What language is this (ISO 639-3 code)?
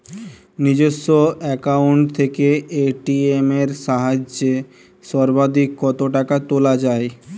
ben